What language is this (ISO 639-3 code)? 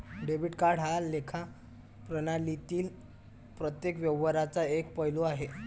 mar